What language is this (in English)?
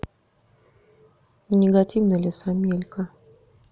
Russian